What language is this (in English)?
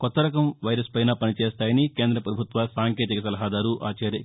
Telugu